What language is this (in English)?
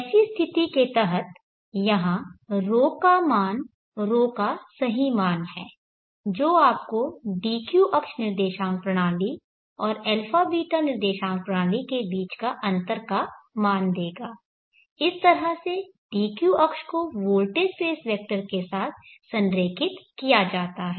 Hindi